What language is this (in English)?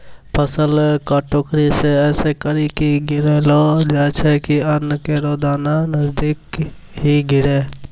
Maithili